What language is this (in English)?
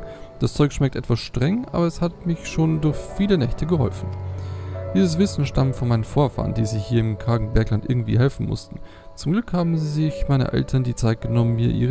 German